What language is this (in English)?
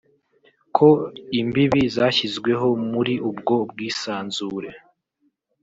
Kinyarwanda